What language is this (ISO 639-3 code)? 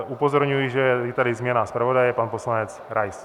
ces